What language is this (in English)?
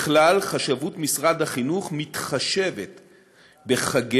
Hebrew